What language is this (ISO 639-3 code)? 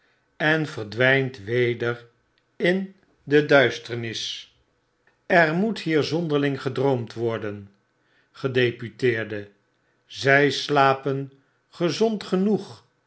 nld